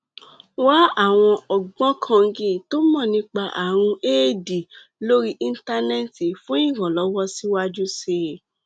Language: Yoruba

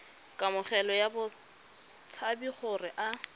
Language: Tswana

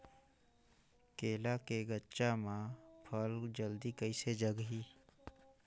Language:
Chhattisgarhi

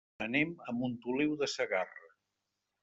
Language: Catalan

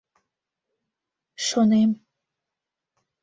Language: Mari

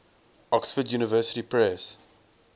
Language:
English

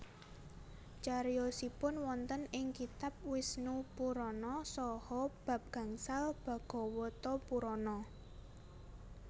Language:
Javanese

